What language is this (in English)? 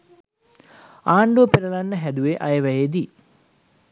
Sinhala